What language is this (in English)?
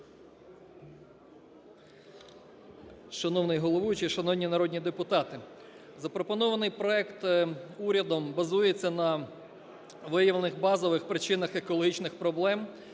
Ukrainian